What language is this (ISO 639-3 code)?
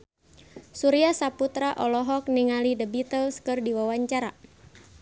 sun